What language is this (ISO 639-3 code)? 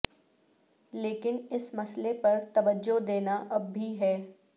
urd